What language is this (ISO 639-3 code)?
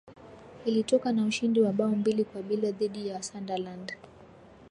swa